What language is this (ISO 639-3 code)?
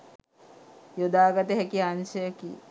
sin